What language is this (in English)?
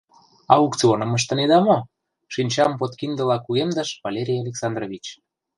Mari